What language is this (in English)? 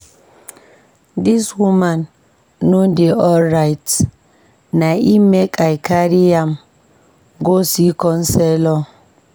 Nigerian Pidgin